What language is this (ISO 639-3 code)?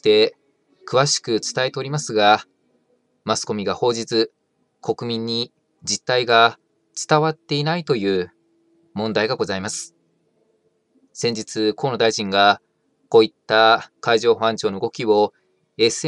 jpn